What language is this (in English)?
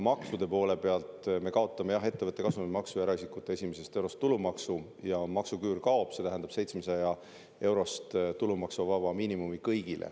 Estonian